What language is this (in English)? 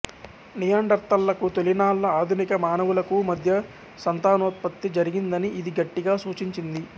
Telugu